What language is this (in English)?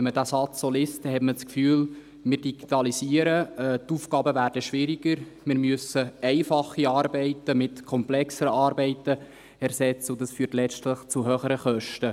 Swiss German